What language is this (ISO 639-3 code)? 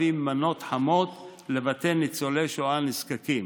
heb